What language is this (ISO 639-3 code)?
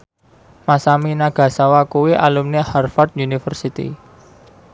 jav